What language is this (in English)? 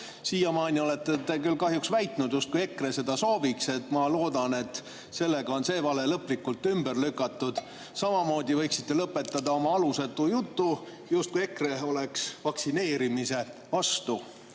Estonian